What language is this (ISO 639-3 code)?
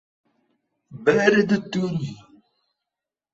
por